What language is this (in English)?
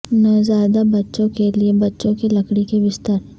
Urdu